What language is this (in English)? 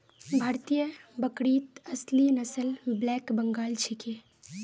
Magahi